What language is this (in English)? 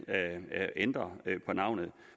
Danish